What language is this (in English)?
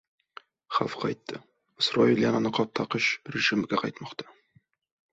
Uzbek